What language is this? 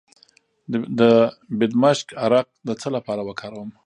Pashto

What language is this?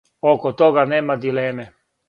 Serbian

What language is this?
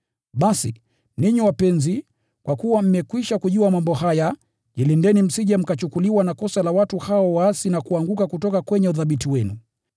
Swahili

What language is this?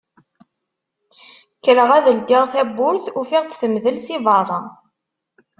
Kabyle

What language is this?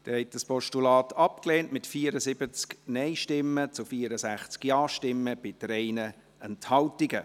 Swiss German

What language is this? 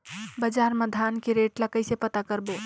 Chhattisgarhi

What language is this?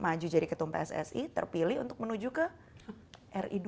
Indonesian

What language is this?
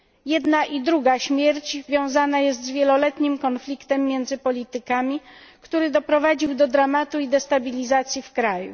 Polish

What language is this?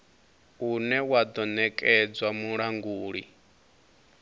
Venda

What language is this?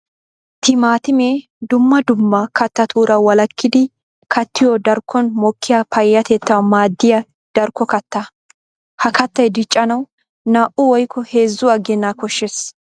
Wolaytta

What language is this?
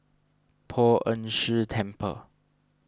English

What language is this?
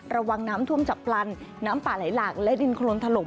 Thai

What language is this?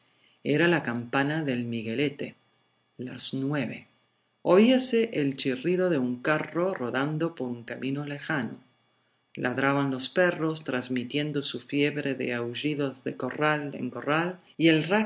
Spanish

